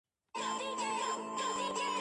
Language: Georgian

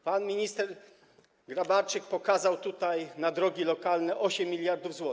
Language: Polish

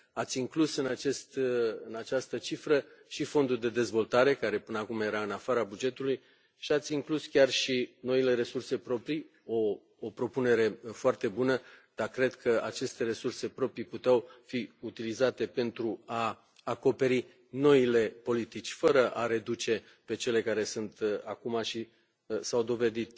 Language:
Romanian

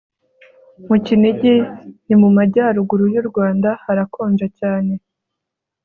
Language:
Kinyarwanda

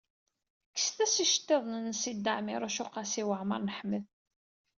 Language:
Kabyle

